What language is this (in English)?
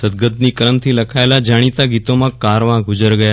Gujarati